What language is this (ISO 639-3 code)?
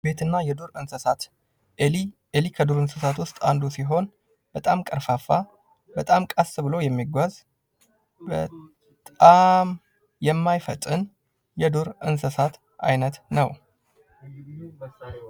amh